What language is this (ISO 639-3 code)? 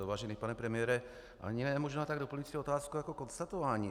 ces